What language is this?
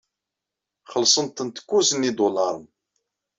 Kabyle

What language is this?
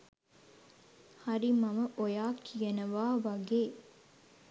Sinhala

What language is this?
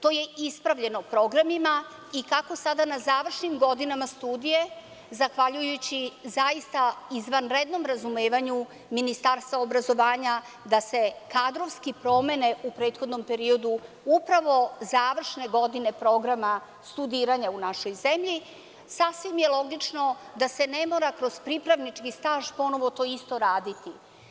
Serbian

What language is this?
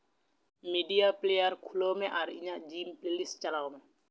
Santali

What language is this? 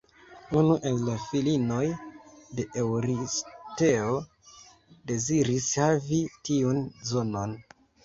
Esperanto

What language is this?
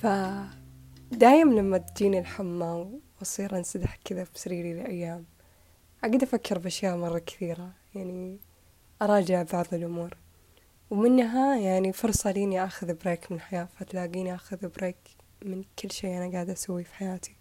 Arabic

